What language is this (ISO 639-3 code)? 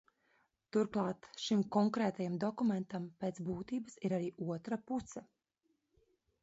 lav